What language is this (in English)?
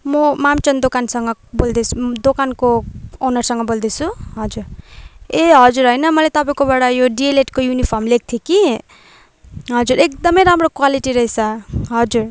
Nepali